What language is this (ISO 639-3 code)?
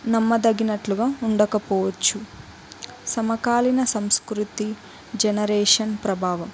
tel